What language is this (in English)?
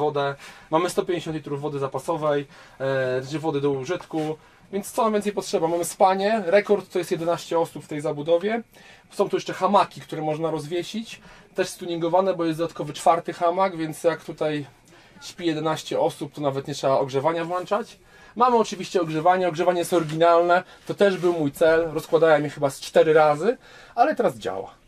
Polish